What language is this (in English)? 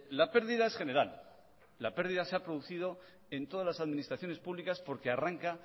Spanish